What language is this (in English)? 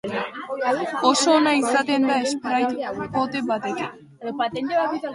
Basque